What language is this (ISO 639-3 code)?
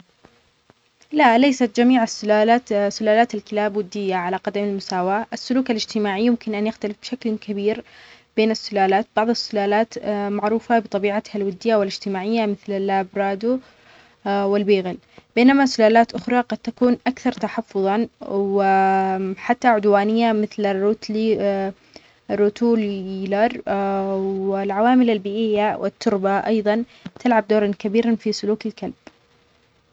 acx